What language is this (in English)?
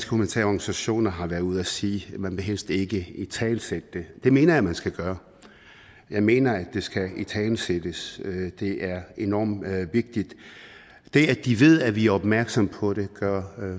Danish